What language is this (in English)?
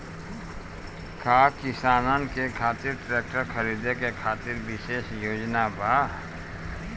Bhojpuri